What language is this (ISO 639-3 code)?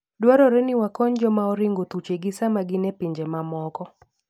luo